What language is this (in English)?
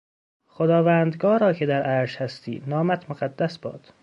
Persian